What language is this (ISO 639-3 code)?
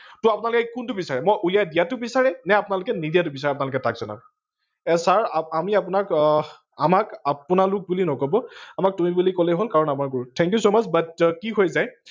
asm